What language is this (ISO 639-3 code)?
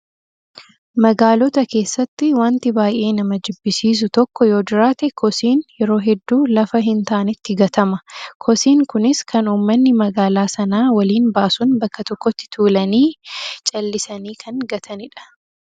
orm